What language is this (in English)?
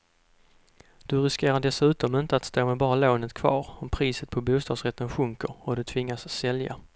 Swedish